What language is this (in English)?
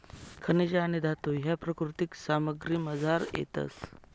Marathi